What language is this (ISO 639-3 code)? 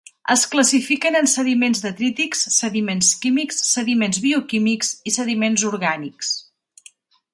cat